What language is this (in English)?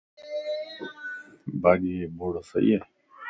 Lasi